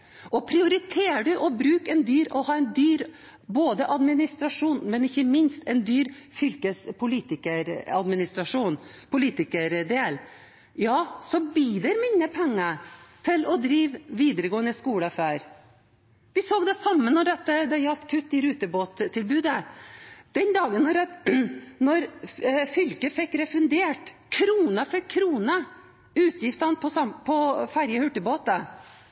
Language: Norwegian Bokmål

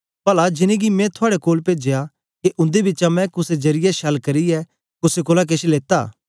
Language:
Dogri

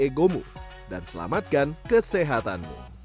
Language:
Indonesian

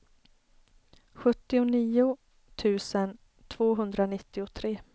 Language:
Swedish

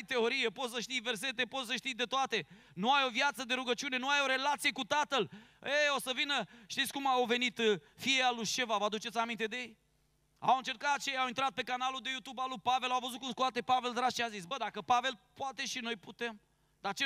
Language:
Romanian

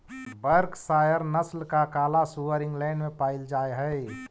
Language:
Magahi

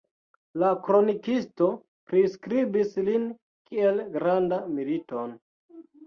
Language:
Esperanto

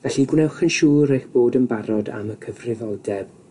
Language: Welsh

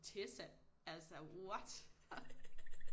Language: Danish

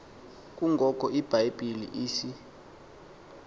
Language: Xhosa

